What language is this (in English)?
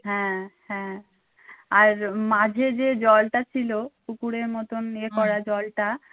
Bangla